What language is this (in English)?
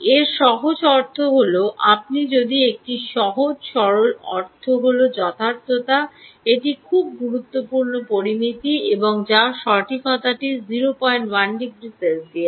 Bangla